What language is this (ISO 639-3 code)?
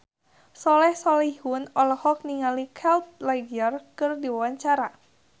sun